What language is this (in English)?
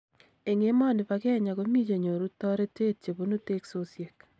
Kalenjin